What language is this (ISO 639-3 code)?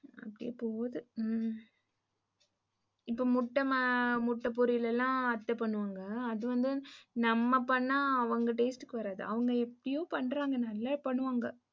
tam